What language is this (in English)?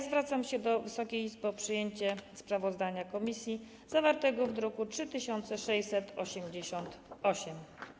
Polish